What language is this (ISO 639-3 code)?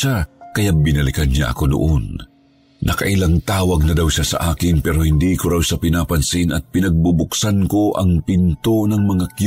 fil